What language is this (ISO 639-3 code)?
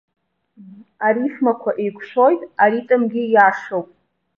abk